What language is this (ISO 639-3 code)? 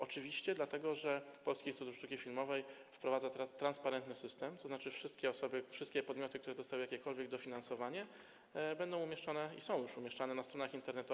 pol